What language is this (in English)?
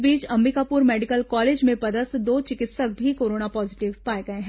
Hindi